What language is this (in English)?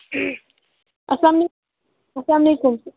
Kashmiri